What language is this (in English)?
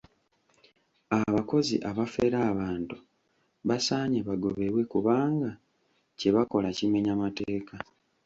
Ganda